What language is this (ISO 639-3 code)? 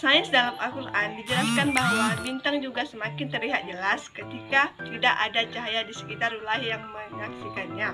ind